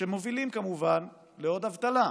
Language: Hebrew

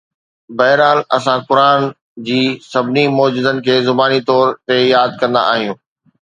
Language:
Sindhi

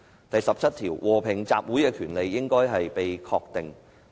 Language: Cantonese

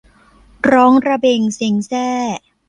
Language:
Thai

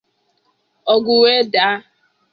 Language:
Igbo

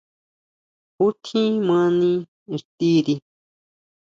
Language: Huautla Mazatec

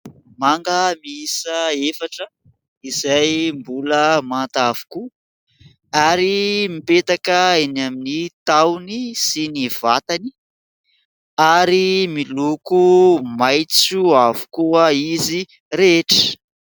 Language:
Malagasy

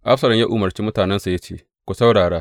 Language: Hausa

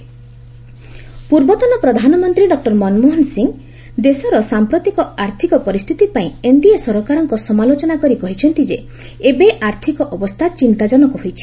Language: Odia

